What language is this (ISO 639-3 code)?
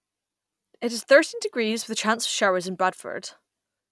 eng